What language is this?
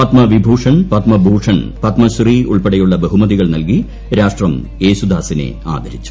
Malayalam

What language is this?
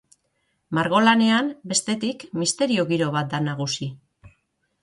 Basque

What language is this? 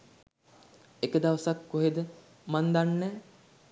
Sinhala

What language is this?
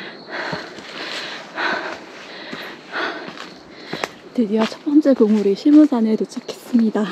Korean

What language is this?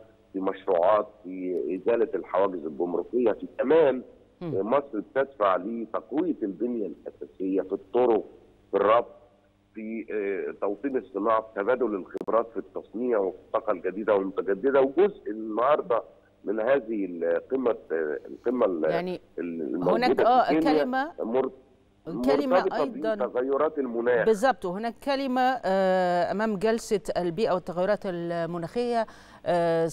Arabic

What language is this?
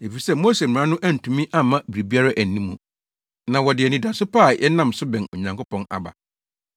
Akan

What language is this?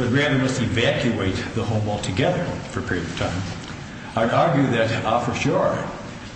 English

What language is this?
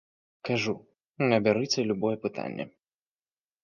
Belarusian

